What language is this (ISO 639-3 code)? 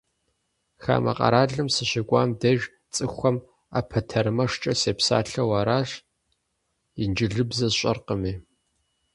kbd